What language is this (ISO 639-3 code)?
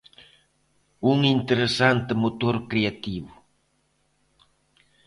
glg